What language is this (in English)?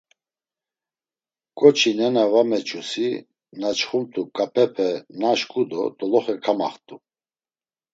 Laz